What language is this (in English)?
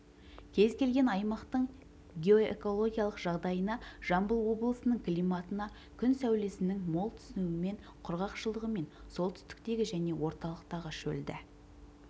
Kazakh